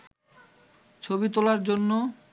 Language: Bangla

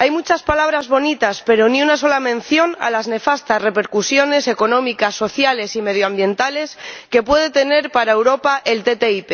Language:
Spanish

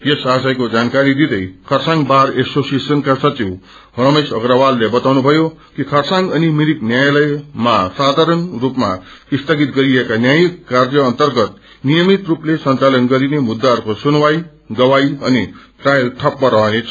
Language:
Nepali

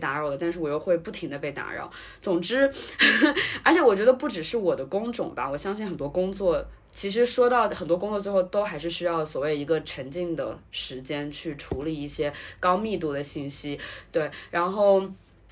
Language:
Chinese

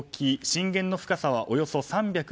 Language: Japanese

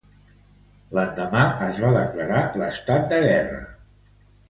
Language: Catalan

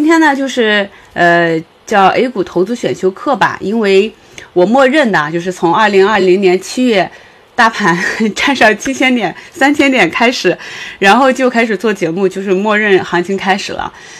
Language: Chinese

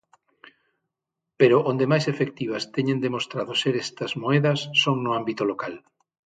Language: Galician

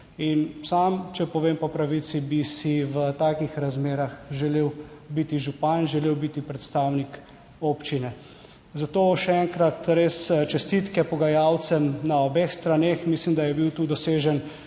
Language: Slovenian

